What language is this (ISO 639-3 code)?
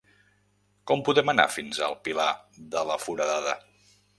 cat